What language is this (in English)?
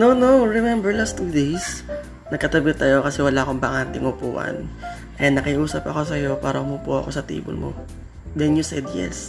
Filipino